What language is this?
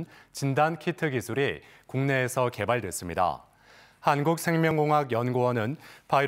Korean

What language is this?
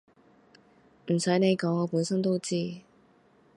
Cantonese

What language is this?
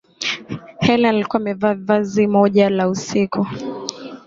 Swahili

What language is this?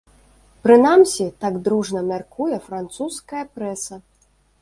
Belarusian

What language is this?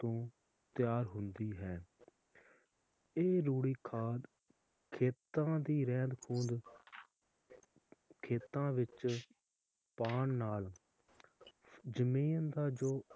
Punjabi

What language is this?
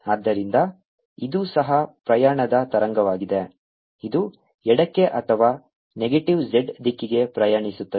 Kannada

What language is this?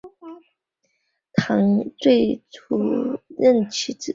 Chinese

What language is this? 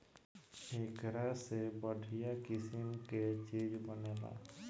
Bhojpuri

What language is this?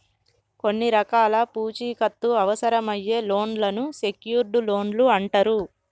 Telugu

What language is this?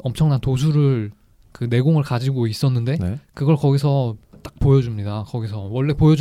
Korean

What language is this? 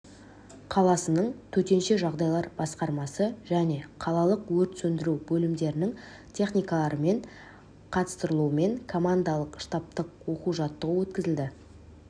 Kazakh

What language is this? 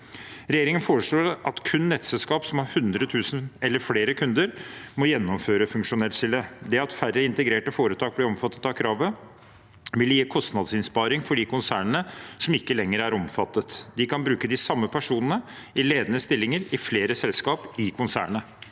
Norwegian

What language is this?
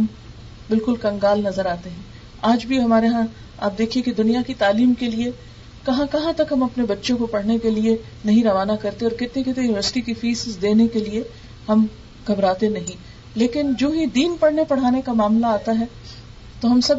Urdu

